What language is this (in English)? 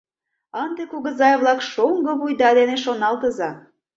Mari